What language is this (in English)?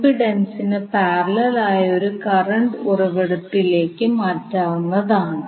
Malayalam